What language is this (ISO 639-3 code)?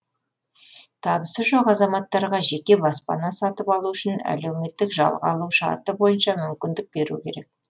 kaz